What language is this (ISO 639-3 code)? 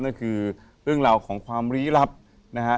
tha